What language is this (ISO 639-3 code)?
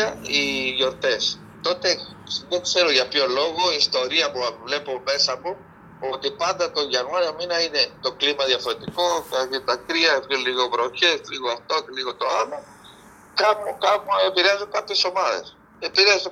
ell